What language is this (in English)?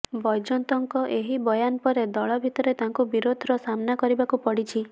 Odia